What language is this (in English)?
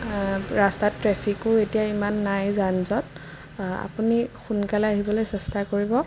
Assamese